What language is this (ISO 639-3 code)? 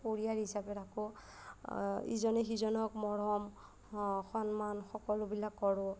asm